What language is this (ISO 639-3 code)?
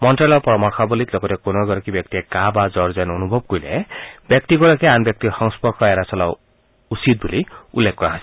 asm